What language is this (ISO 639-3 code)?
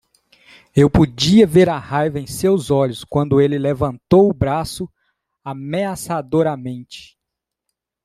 por